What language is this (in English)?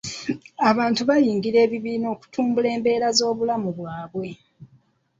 Ganda